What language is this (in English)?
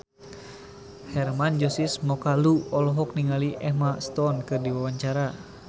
Sundanese